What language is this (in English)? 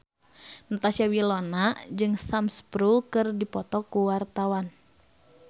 Sundanese